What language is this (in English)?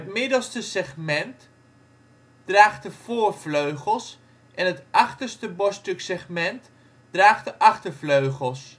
Dutch